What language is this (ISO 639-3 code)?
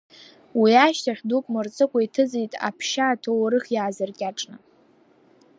abk